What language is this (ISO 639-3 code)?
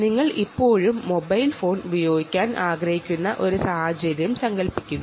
mal